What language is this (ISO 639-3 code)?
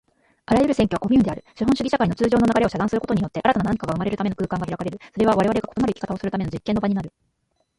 jpn